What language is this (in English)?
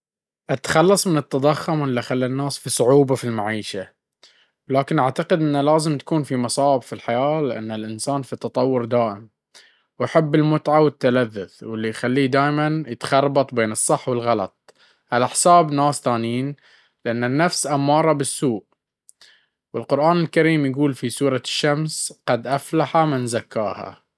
Baharna Arabic